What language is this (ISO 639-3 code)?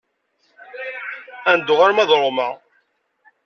kab